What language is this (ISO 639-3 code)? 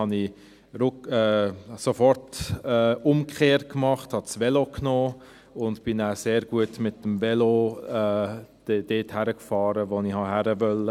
gsw